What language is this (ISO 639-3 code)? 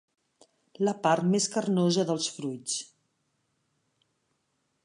cat